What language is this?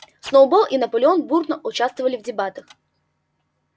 Russian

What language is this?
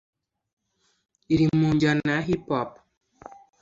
Kinyarwanda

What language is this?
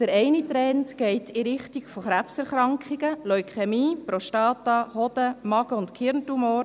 Swiss German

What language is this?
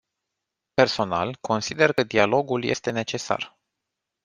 Romanian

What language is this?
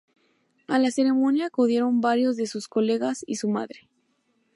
Spanish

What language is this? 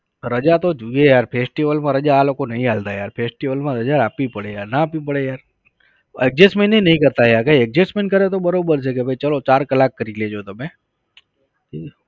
Gujarati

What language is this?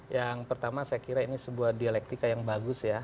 Indonesian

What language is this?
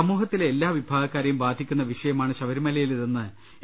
Malayalam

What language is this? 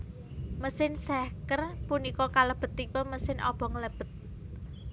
Javanese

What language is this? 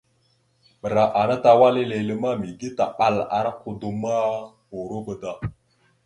Mada (Cameroon)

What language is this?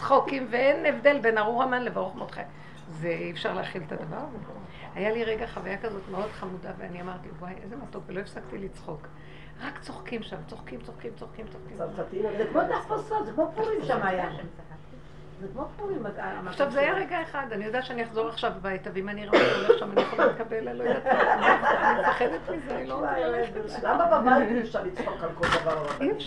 Hebrew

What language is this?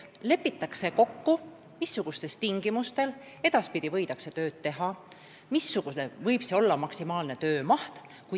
Estonian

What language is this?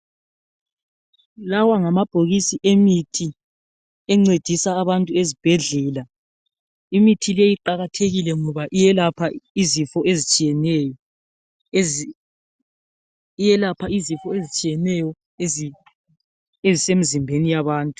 North Ndebele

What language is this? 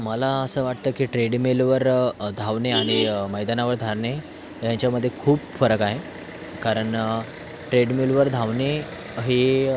Marathi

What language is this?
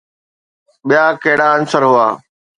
Sindhi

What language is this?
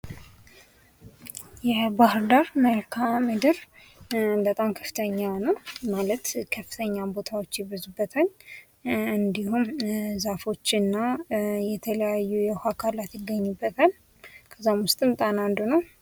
Amharic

